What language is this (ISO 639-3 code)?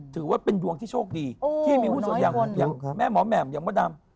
tha